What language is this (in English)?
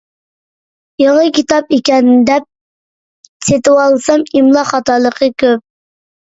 Uyghur